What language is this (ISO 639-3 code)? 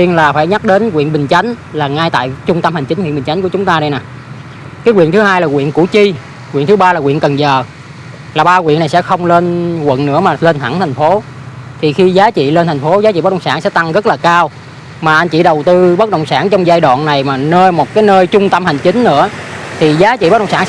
vie